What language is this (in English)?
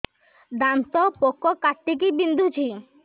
Odia